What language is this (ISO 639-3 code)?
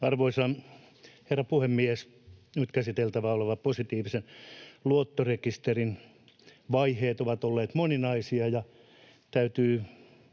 fin